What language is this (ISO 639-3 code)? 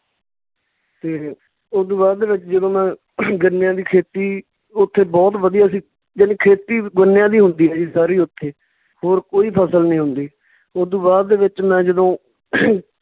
pan